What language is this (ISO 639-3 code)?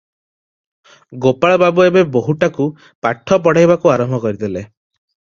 ori